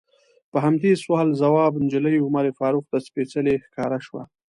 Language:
Pashto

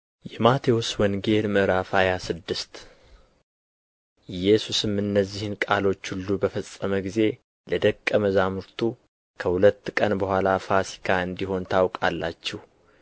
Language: Amharic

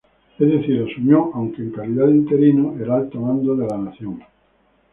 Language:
Spanish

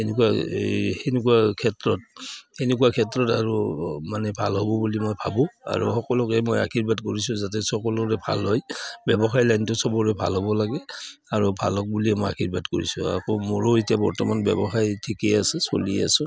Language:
Assamese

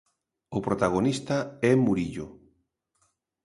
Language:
Galician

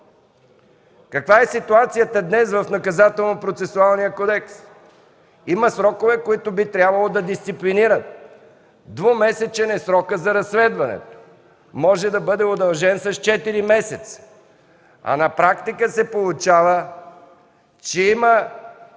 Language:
Bulgarian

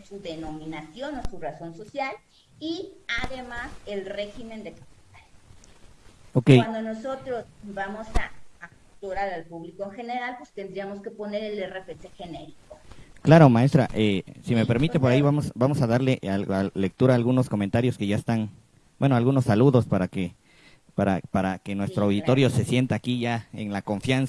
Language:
Spanish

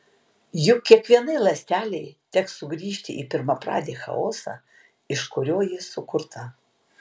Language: Lithuanian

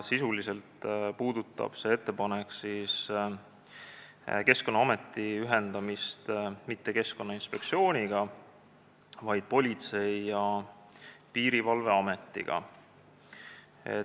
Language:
Estonian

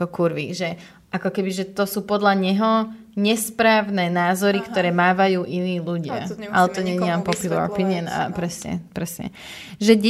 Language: Slovak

